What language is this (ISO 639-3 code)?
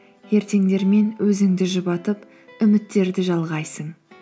kaz